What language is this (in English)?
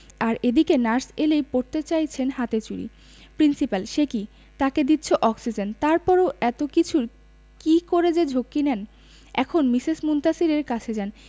Bangla